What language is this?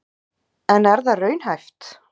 Icelandic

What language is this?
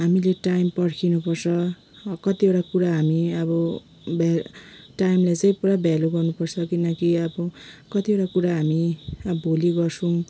Nepali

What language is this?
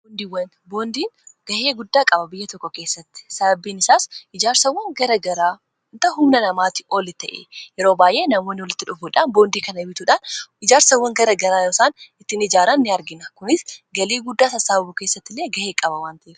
Oromo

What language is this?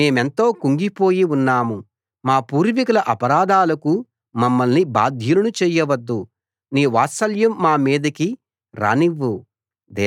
Telugu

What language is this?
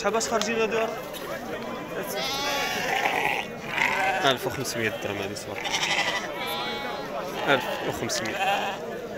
Arabic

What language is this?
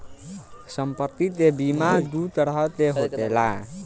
Bhojpuri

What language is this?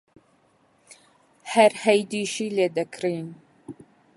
Central Kurdish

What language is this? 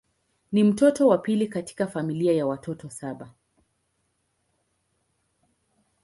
Swahili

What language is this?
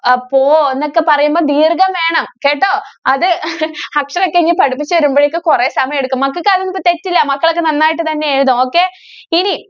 Malayalam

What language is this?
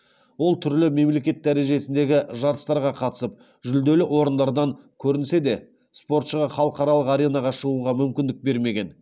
Kazakh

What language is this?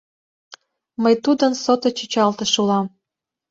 Mari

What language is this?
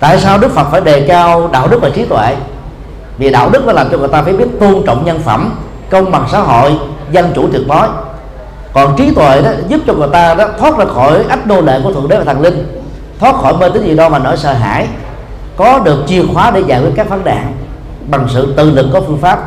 Vietnamese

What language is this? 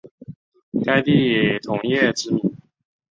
Chinese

